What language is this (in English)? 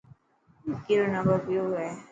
Dhatki